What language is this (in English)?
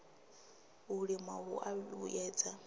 Venda